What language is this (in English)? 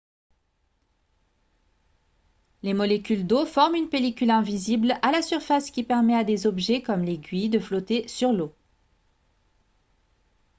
French